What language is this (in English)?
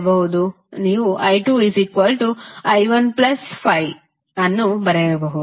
Kannada